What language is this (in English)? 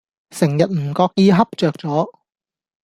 Cantonese